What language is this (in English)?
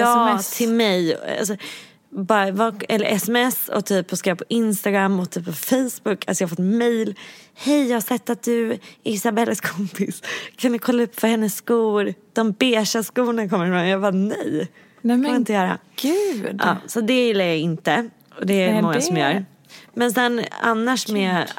Swedish